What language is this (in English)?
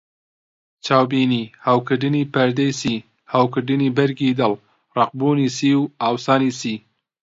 Central Kurdish